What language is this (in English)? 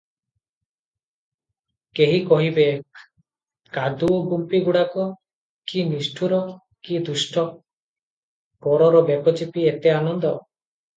Odia